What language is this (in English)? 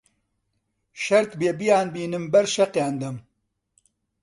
Central Kurdish